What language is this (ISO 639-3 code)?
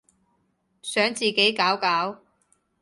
yue